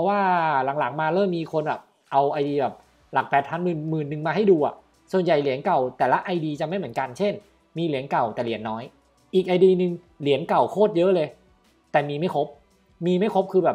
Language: Thai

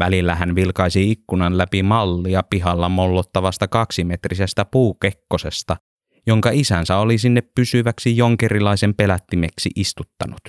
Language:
Finnish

